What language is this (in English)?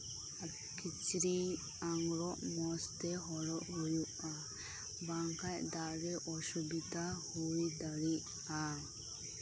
Santali